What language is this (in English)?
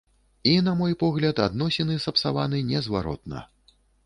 Belarusian